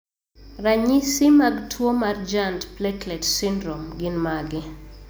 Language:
Luo (Kenya and Tanzania)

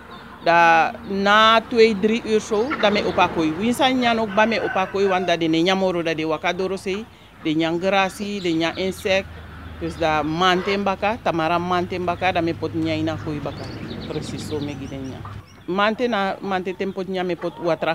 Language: Dutch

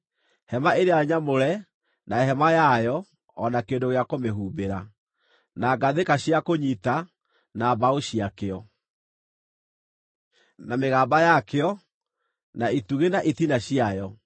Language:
Kikuyu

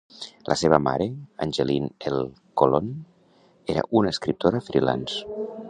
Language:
Catalan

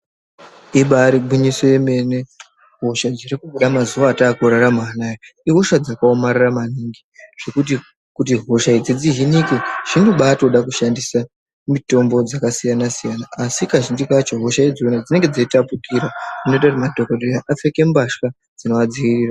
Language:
Ndau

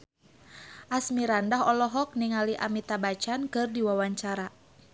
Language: Sundanese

